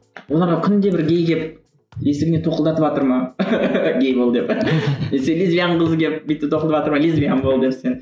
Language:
Kazakh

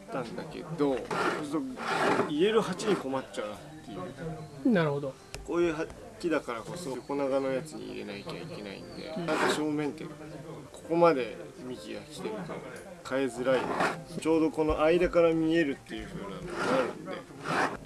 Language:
Japanese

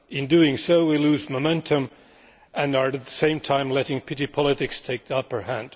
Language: English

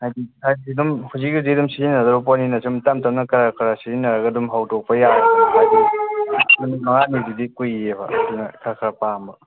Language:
Manipuri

